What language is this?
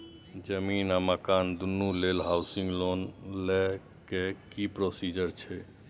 Maithili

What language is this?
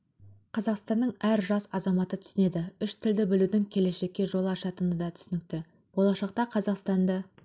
Kazakh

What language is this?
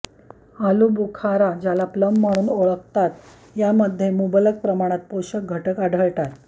Marathi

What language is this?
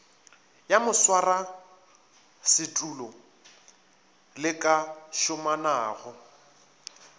Northern Sotho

